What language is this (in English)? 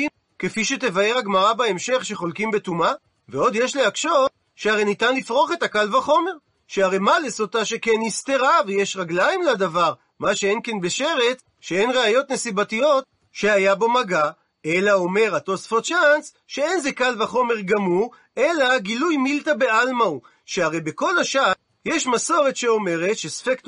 Hebrew